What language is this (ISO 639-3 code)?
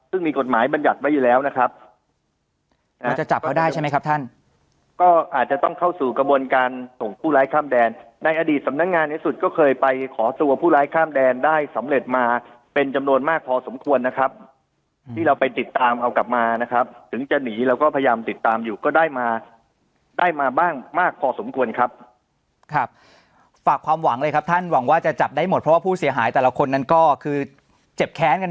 tha